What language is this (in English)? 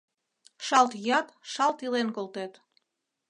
Mari